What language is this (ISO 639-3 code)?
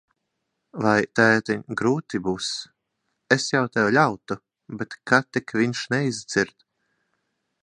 lav